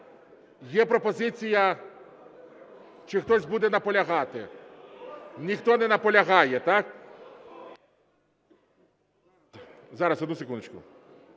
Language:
Ukrainian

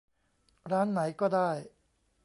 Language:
Thai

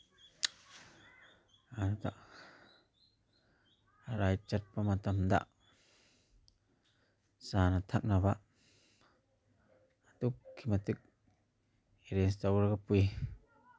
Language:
Manipuri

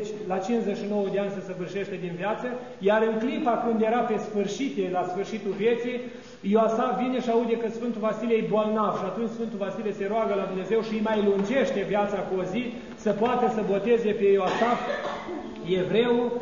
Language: Romanian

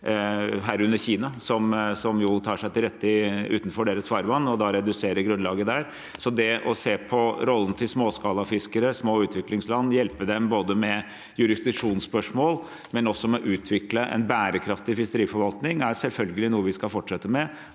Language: Norwegian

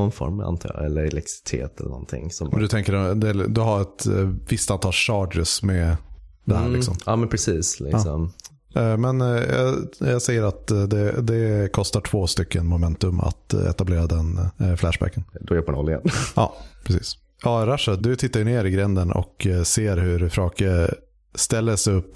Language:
Swedish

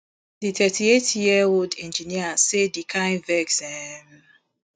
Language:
Nigerian Pidgin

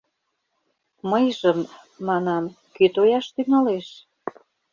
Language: Mari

